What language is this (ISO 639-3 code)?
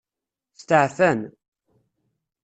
kab